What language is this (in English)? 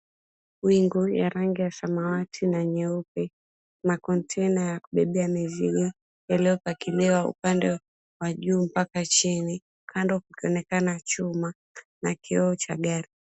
Swahili